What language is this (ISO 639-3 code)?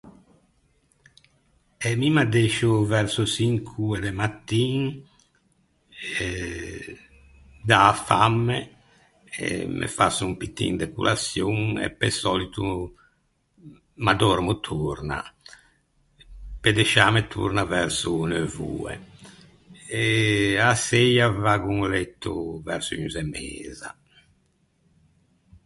lij